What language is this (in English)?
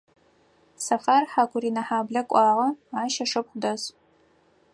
Adyghe